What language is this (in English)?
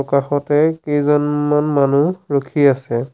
Assamese